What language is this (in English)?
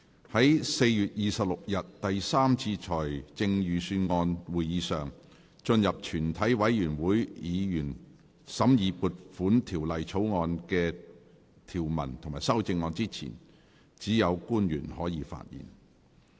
Cantonese